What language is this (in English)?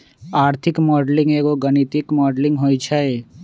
Magahi